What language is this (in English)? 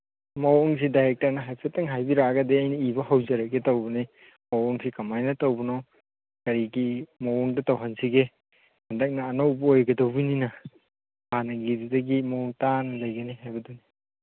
Manipuri